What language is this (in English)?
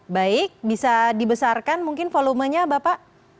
Indonesian